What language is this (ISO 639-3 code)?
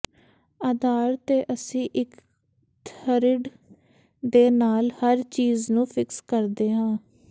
pan